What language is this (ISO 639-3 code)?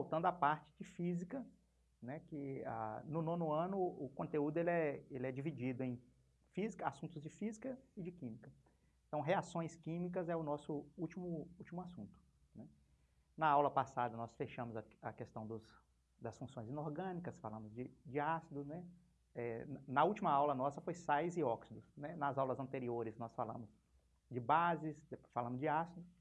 por